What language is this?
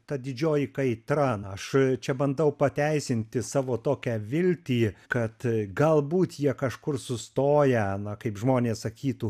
Lithuanian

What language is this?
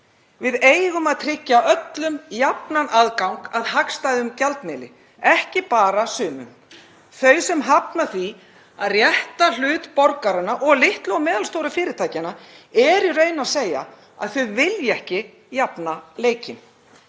Icelandic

